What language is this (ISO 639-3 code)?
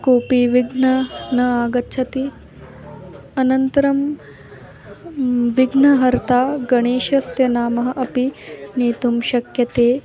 san